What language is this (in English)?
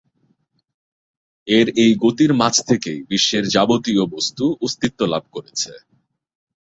Bangla